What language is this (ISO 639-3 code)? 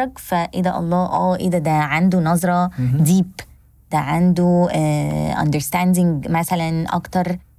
ara